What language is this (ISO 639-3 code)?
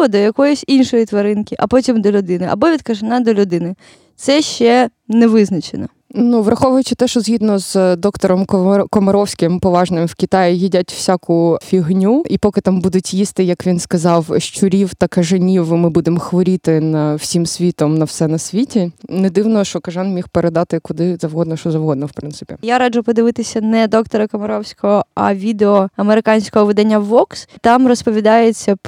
ukr